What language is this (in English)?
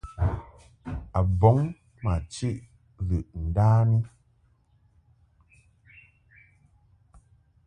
Mungaka